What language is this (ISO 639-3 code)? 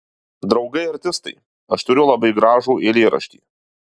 lit